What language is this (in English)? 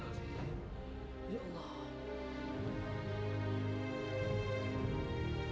Indonesian